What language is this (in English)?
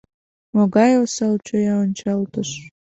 Mari